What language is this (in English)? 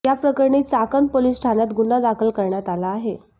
Marathi